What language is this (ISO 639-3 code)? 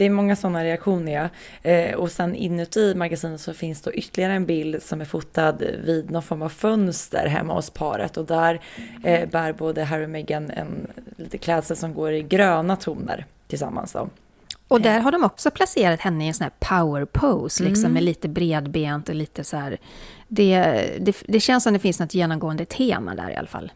swe